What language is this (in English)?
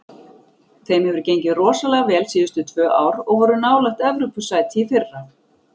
Icelandic